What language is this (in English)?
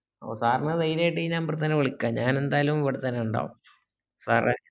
Malayalam